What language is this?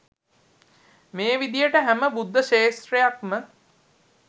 Sinhala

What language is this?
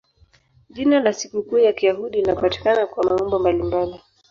Swahili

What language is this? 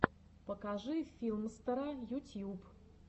Russian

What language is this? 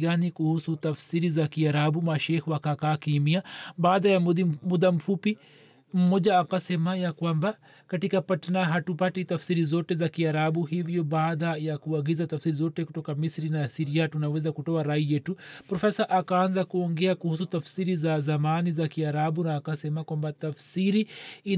Swahili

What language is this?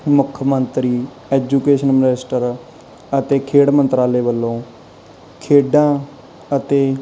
Punjabi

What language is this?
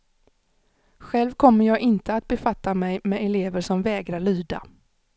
Swedish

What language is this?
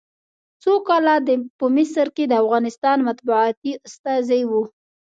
Pashto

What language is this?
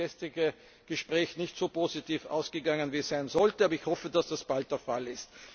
German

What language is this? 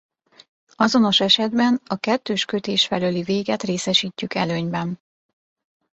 Hungarian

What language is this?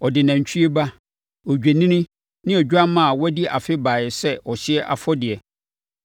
Akan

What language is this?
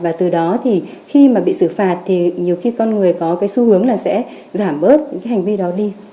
Vietnamese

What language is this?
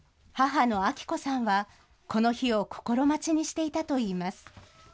Japanese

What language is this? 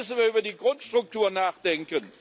German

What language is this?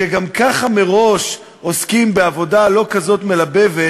Hebrew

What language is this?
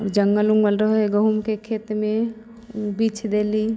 Maithili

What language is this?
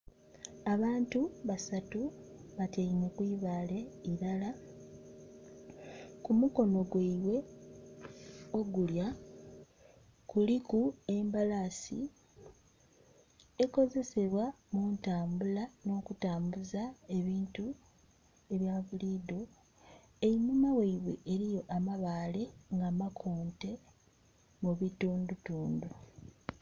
Soga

